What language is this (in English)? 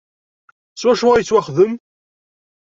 Kabyle